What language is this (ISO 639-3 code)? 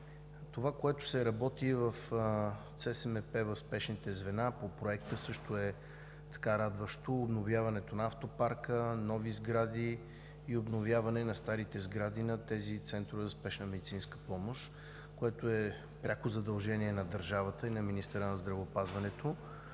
bul